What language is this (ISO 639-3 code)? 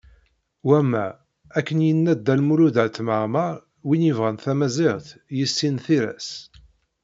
kab